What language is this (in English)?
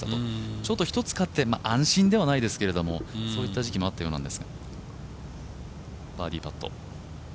Japanese